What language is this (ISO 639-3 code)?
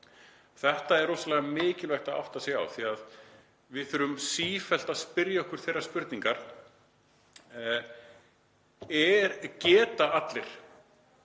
isl